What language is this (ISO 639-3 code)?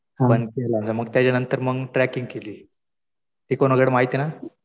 mar